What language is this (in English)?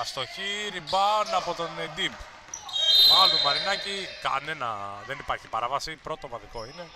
Greek